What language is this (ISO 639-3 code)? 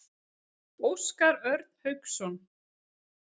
isl